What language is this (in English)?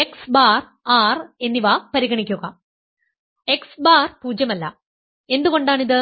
Malayalam